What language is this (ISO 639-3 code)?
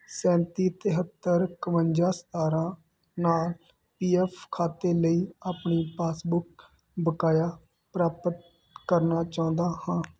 pan